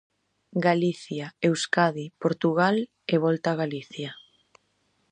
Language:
Galician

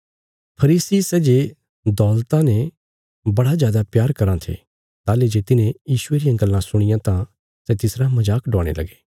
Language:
Bilaspuri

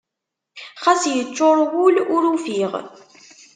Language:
Kabyle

